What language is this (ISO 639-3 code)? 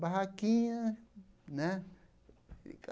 por